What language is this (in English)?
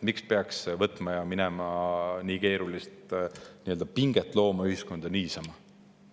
Estonian